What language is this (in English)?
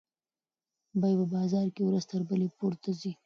Pashto